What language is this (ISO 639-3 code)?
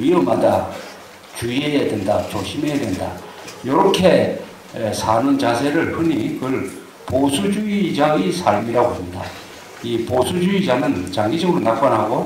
kor